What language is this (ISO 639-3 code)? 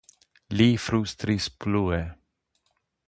epo